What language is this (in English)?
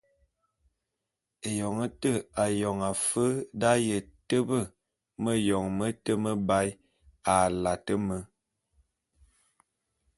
Bulu